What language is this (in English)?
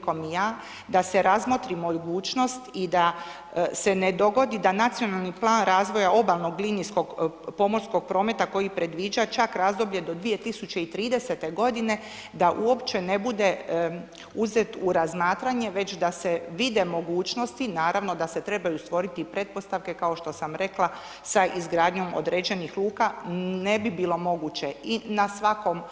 Croatian